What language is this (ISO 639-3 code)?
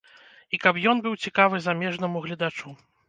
bel